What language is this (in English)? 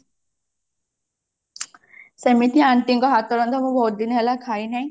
Odia